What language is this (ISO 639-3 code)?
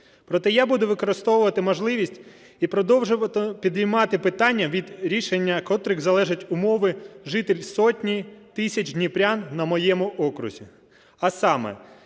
ukr